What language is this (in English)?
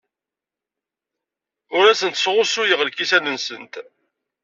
Kabyle